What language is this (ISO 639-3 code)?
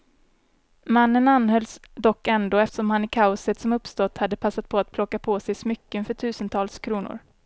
swe